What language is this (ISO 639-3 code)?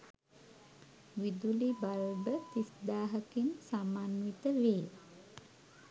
sin